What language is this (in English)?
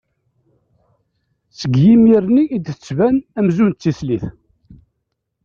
Kabyle